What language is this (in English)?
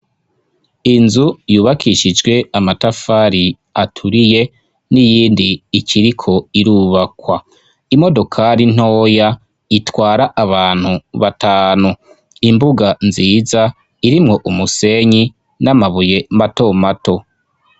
Rundi